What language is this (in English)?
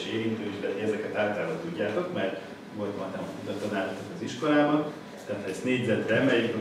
Hungarian